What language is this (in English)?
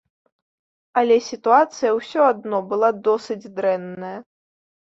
Belarusian